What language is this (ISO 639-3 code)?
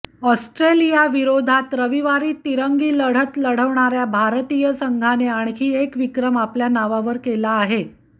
mar